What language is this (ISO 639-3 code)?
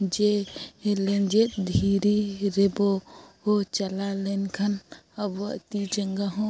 sat